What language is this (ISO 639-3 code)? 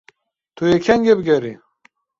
kur